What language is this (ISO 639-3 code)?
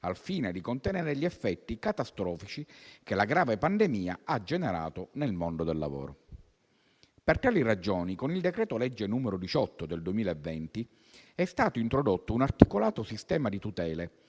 ita